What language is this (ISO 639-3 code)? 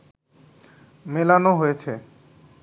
ben